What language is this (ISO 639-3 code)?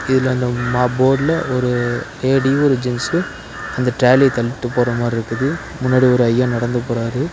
tam